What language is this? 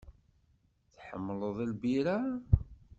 Kabyle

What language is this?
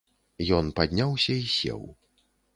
Belarusian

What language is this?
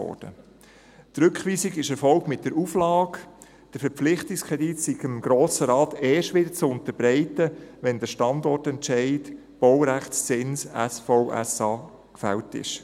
Swiss German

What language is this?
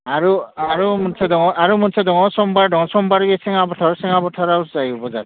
Bodo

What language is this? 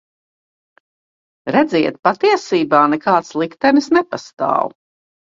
Latvian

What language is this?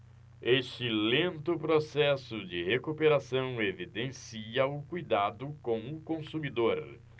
Portuguese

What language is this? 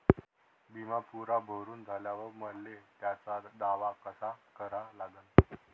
Marathi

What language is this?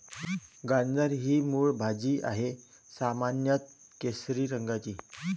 Marathi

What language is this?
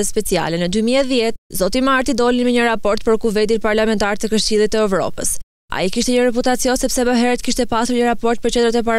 Romanian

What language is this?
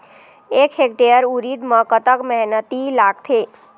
Chhattisgarhi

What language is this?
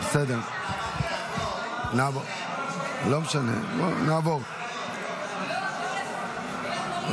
Hebrew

